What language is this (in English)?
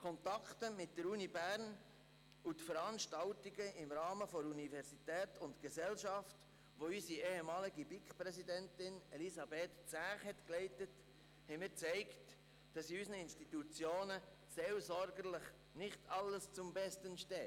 Swiss German